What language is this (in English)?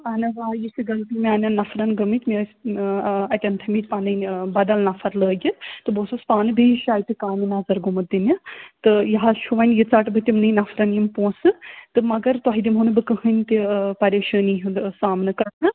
Kashmiri